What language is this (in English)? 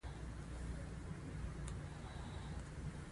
Pashto